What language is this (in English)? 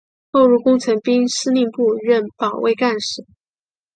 Chinese